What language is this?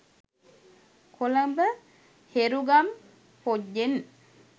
Sinhala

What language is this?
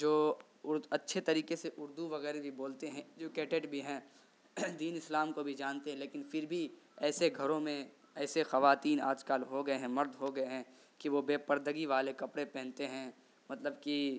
Urdu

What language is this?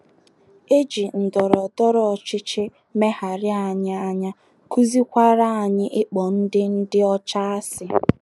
Igbo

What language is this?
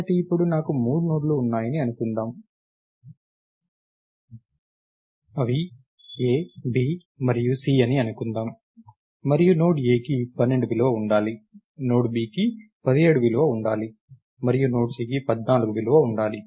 Telugu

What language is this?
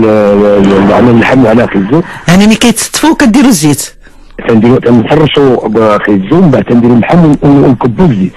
Arabic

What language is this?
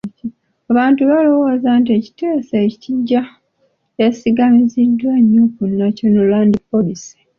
Ganda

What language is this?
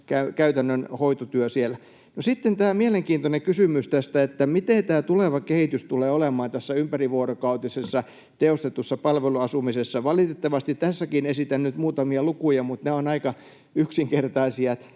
Finnish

